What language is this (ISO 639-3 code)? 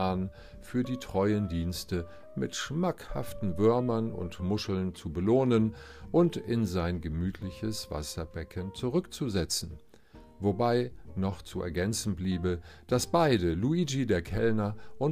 deu